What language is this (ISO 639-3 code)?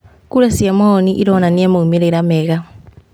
kik